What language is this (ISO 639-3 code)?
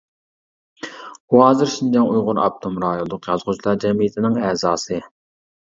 uig